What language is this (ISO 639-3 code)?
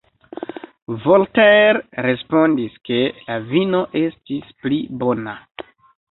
epo